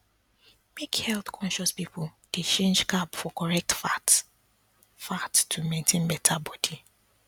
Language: Nigerian Pidgin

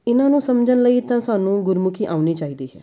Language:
Punjabi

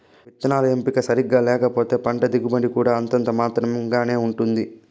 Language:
Telugu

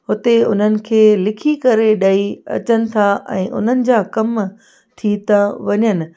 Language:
Sindhi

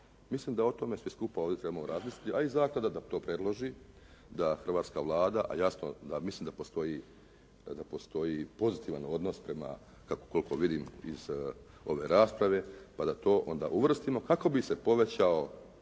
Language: Croatian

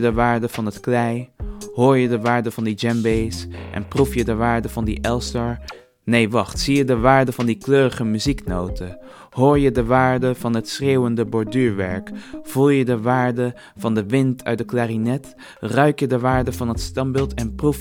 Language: Dutch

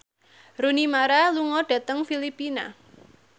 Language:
Javanese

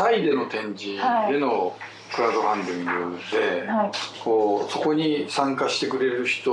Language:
Japanese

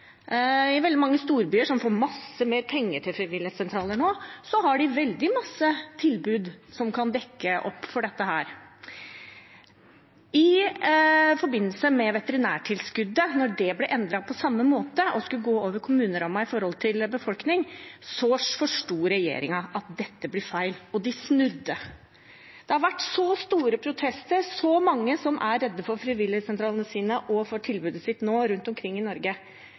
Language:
Norwegian Bokmål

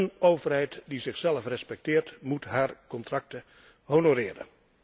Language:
Dutch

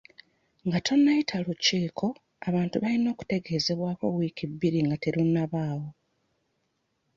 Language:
Ganda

